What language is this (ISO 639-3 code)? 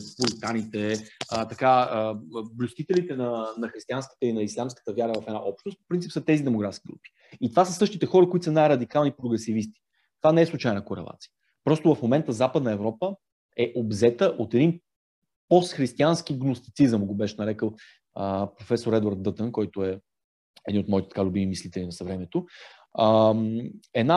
bul